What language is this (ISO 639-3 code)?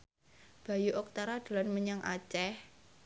jav